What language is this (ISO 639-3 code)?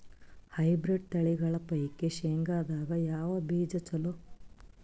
kan